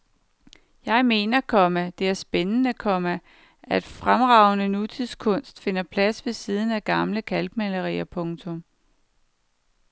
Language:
Danish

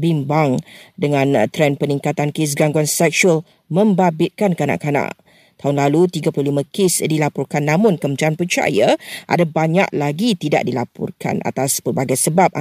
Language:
Malay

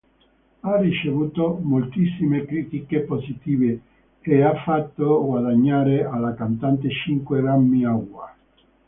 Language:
Italian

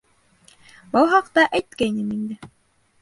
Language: Bashkir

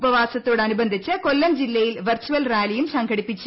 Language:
Malayalam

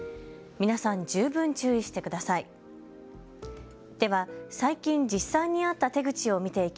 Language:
Japanese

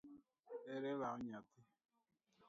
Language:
Luo (Kenya and Tanzania)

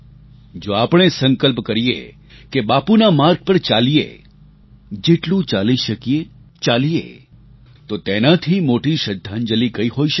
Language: Gujarati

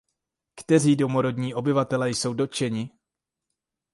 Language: Czech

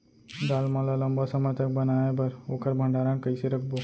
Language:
Chhattisgarhi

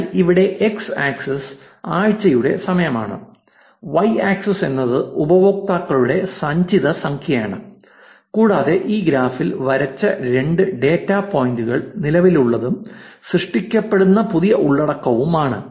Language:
Malayalam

